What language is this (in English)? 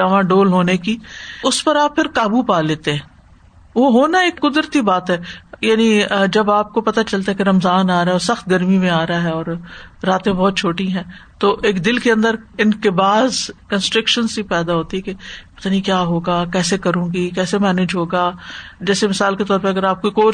Urdu